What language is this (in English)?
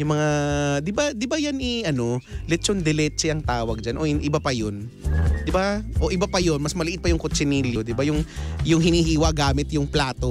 Filipino